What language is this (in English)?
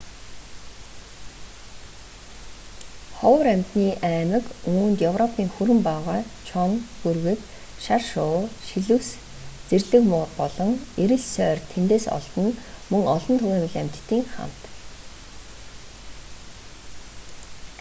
Mongolian